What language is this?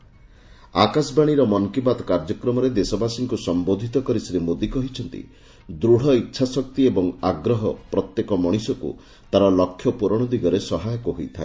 Odia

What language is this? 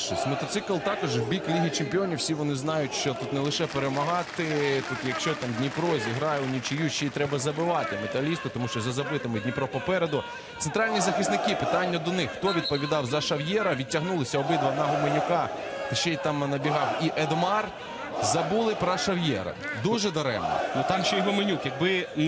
Ukrainian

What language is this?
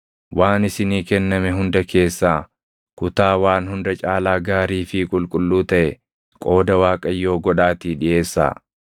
Oromo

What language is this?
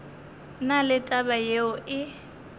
Northern Sotho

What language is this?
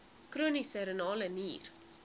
Afrikaans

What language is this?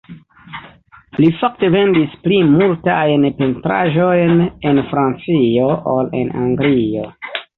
Esperanto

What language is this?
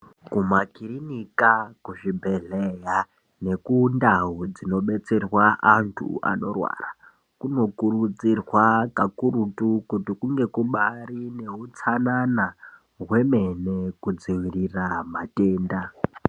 Ndau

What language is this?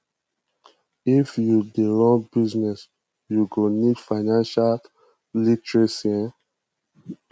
Nigerian Pidgin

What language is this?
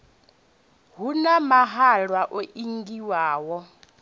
Venda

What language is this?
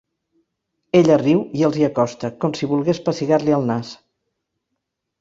Catalan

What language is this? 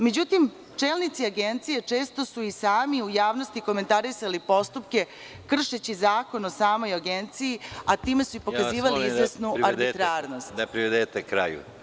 Serbian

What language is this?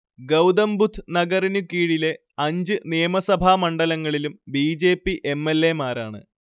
Malayalam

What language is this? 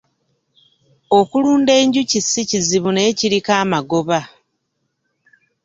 Ganda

